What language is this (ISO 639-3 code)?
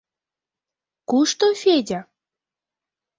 chm